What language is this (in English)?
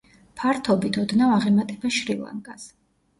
Georgian